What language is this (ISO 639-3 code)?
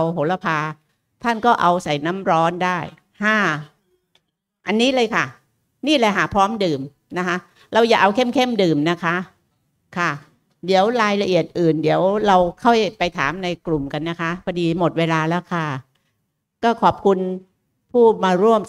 tha